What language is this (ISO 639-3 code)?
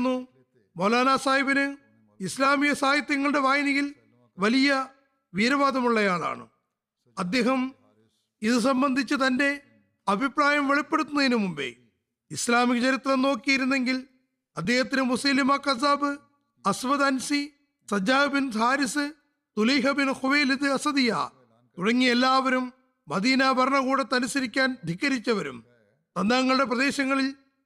mal